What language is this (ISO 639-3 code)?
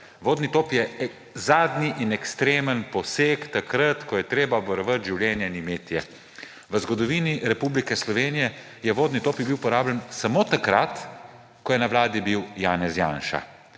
slv